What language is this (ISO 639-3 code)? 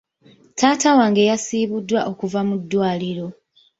lug